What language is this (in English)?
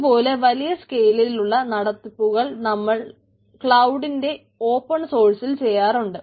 Malayalam